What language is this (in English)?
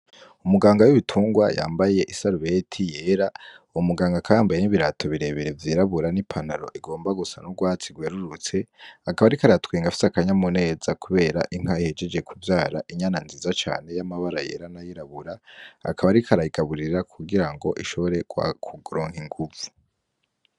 Rundi